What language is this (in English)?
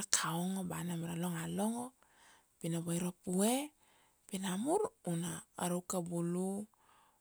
Kuanua